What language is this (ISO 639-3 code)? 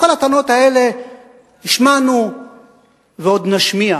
heb